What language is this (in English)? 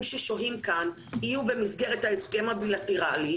Hebrew